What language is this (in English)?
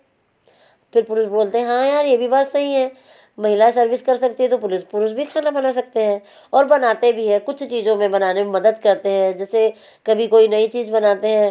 Hindi